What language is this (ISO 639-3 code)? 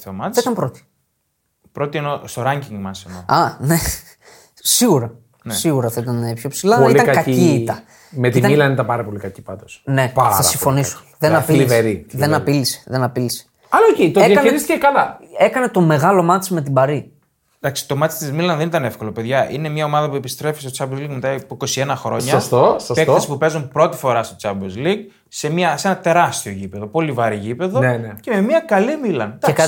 ell